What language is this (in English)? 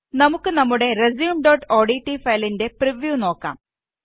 Malayalam